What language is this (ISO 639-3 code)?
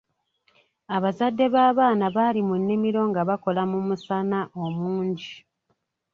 lug